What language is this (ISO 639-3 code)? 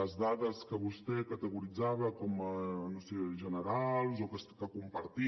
cat